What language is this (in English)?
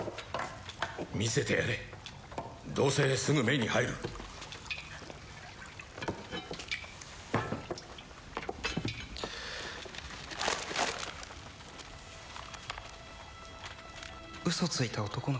Japanese